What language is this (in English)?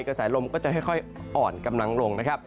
Thai